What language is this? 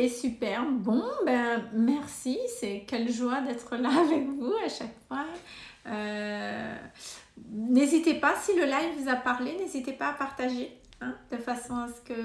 French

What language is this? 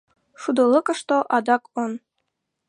Mari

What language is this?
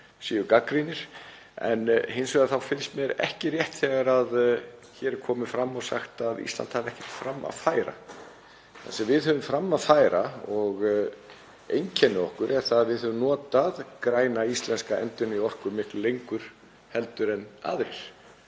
Icelandic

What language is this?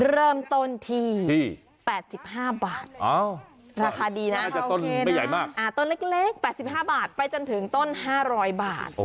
Thai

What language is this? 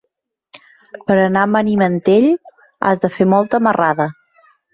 Catalan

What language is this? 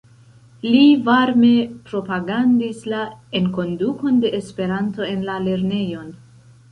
Esperanto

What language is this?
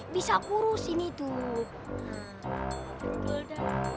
Indonesian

